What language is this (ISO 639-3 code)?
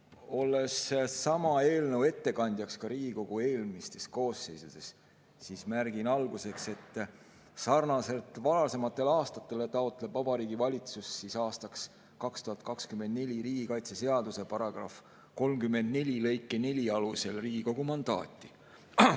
est